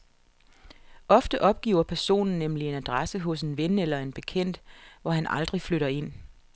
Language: Danish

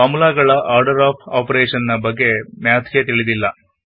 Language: Kannada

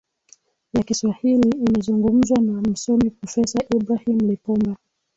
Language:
Swahili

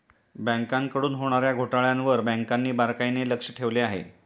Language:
Marathi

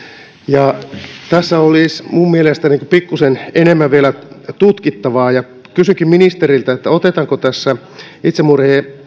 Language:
Finnish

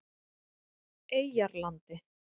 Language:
Icelandic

